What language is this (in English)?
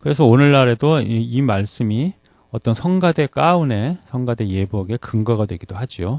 Korean